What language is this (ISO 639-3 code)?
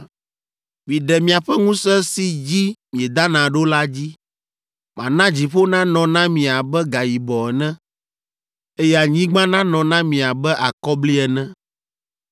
ewe